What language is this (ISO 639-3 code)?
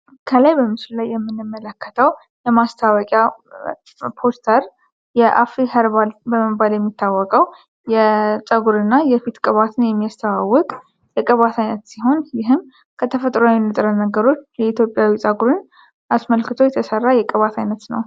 amh